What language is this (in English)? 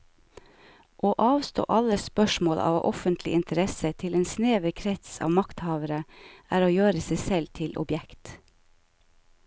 Norwegian